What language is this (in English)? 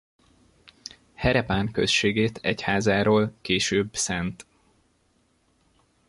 Hungarian